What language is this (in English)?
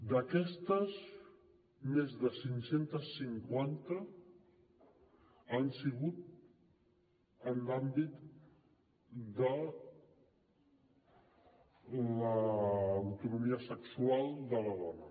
Catalan